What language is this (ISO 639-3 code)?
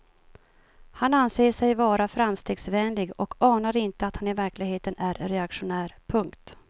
swe